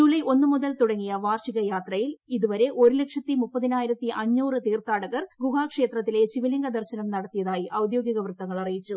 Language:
Malayalam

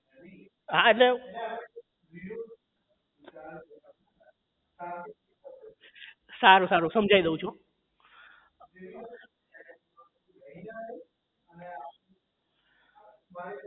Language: Gujarati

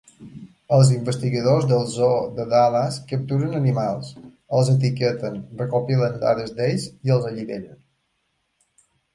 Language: Catalan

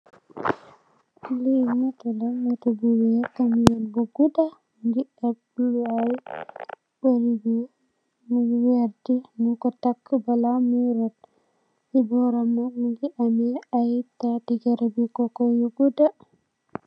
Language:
Wolof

